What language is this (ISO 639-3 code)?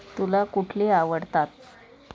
mar